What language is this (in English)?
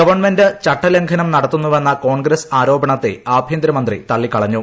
Malayalam